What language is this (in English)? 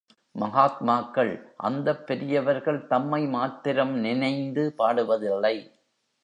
Tamil